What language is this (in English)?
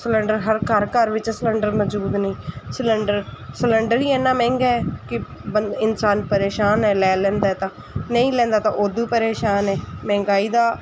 Punjabi